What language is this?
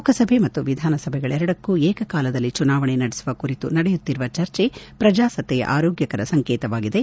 Kannada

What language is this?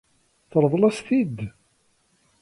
Kabyle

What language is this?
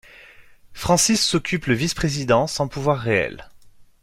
French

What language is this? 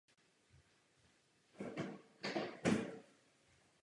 Czech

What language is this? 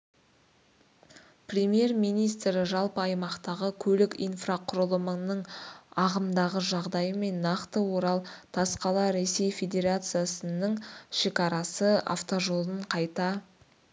Kazakh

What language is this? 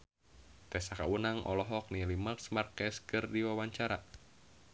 Sundanese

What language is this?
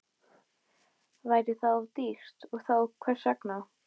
Icelandic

